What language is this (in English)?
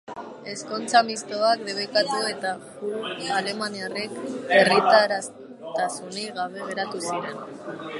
Basque